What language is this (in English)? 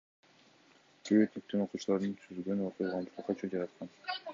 Kyrgyz